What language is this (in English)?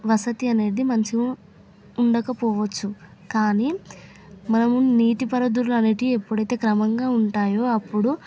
Telugu